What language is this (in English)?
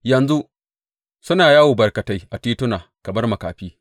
Hausa